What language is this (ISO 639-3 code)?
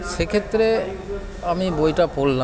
ben